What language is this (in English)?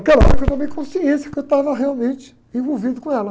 Portuguese